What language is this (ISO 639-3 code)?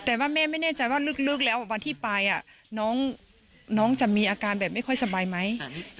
tha